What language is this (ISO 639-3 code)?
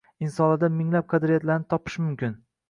uzb